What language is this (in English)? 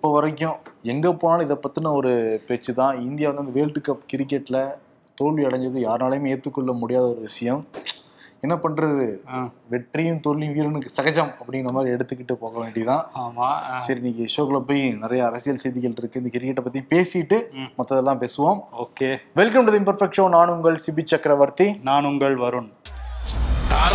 Tamil